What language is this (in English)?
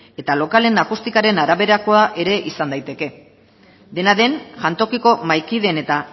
Basque